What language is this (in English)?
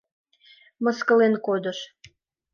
Mari